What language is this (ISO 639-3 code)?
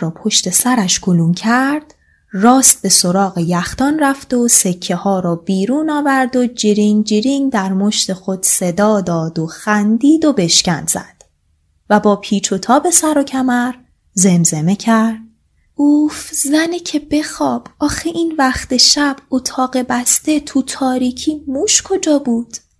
fas